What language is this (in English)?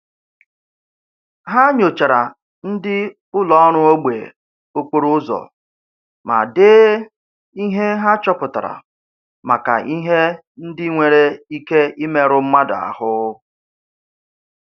Igbo